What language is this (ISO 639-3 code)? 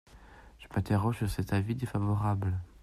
fra